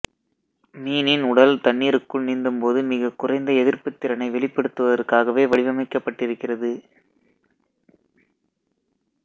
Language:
Tamil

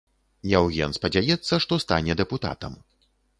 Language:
Belarusian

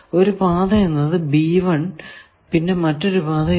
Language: Malayalam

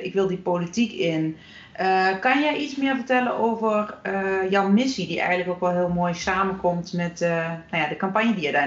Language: Dutch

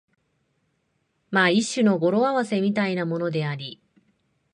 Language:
Japanese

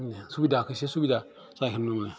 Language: Bodo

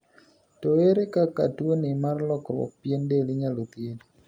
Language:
Luo (Kenya and Tanzania)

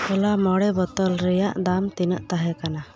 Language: Santali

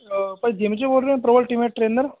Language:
Punjabi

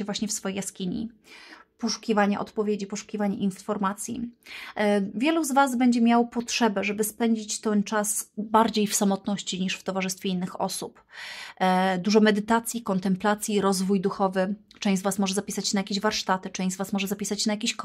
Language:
Polish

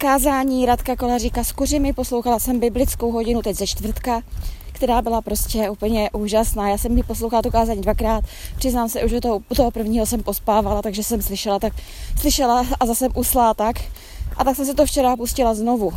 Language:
Czech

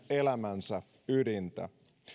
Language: Finnish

